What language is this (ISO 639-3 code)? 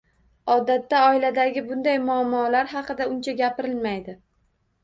uzb